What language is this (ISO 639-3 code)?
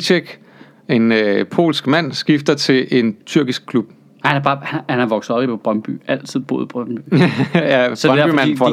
dan